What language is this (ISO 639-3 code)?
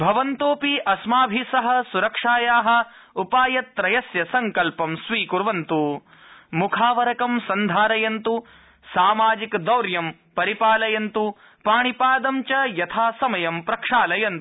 san